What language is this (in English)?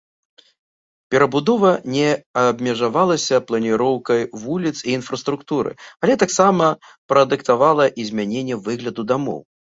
Belarusian